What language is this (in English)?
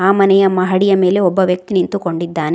Kannada